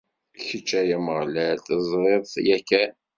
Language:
Kabyle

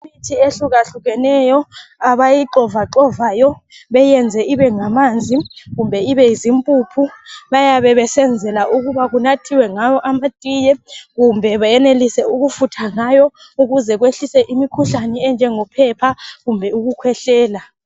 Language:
North Ndebele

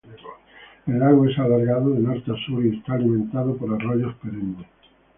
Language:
Spanish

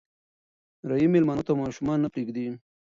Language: Pashto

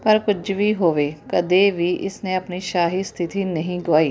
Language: Punjabi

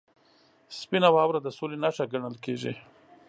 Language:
Pashto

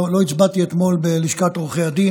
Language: Hebrew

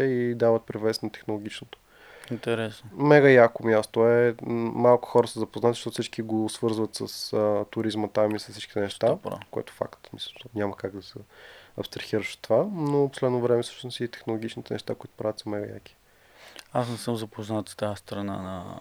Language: Bulgarian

